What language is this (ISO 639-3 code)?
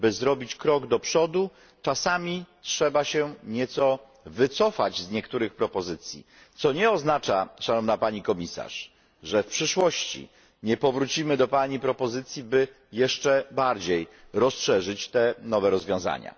pol